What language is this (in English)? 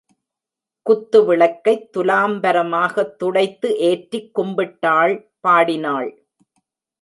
Tamil